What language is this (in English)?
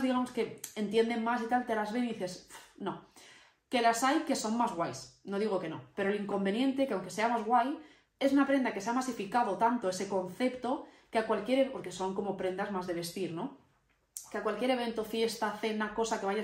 Spanish